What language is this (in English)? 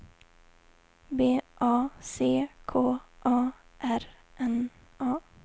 Swedish